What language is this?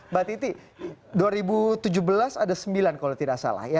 Indonesian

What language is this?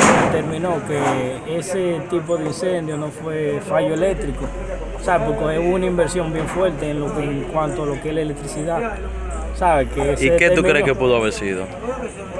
Spanish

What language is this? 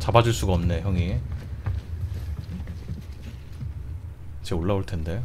Korean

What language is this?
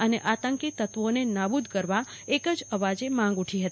Gujarati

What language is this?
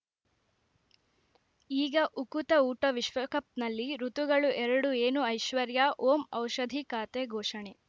Kannada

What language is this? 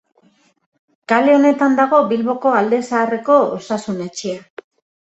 Basque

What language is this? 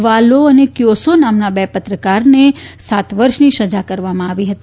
Gujarati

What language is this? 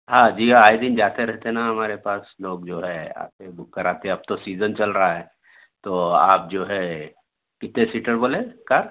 Urdu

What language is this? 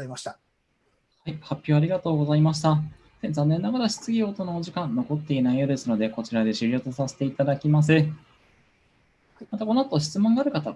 Japanese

